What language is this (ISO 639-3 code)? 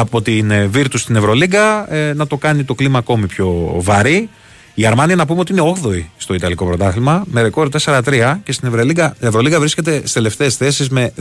ell